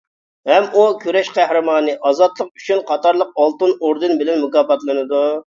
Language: Uyghur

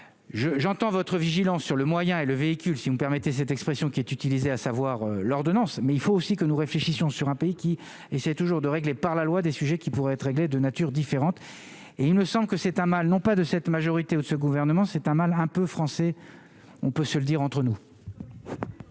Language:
French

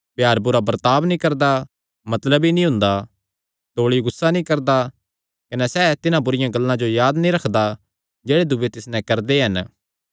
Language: Kangri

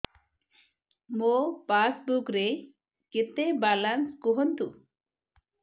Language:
Odia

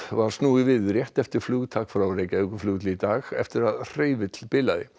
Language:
Icelandic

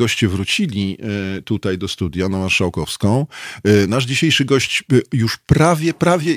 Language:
Polish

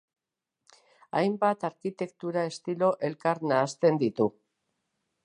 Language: Basque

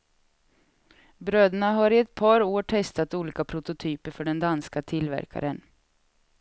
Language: Swedish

